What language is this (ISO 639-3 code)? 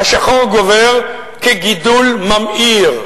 heb